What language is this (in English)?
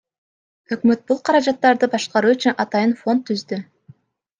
Kyrgyz